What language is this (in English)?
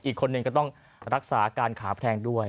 Thai